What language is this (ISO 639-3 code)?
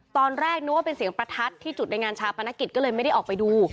tha